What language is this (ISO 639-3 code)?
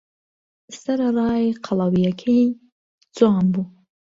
ckb